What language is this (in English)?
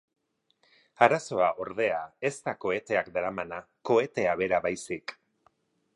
Basque